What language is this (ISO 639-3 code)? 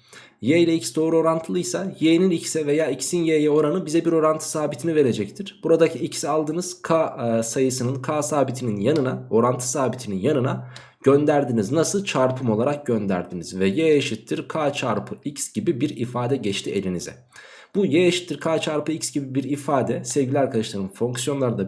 tur